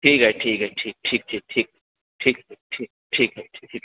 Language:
Maithili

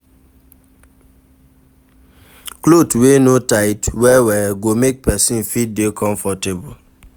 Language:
Nigerian Pidgin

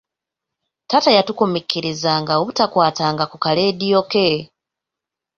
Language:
Ganda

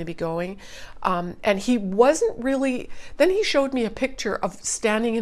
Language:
English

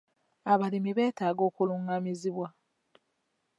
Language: Ganda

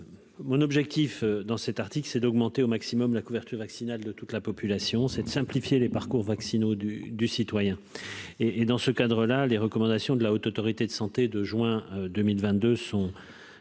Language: French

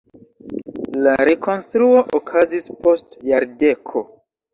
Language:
Esperanto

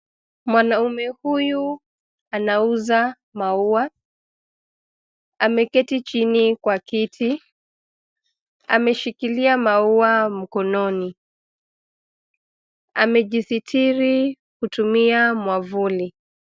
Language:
Swahili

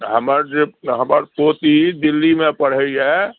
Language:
Maithili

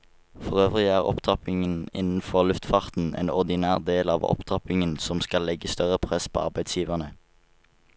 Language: Norwegian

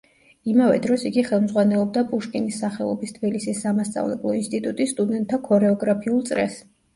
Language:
Georgian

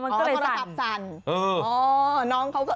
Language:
Thai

